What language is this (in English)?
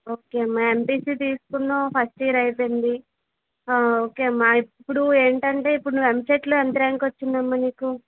Telugu